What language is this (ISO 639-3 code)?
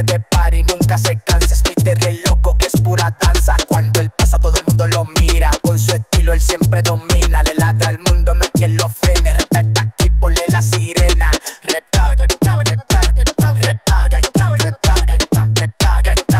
tha